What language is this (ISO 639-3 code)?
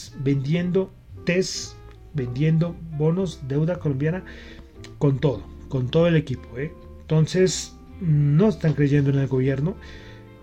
spa